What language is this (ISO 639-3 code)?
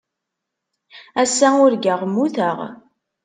kab